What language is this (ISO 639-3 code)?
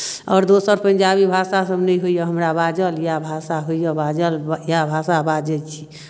mai